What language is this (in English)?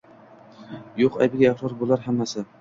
Uzbek